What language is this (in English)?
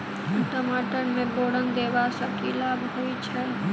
Maithili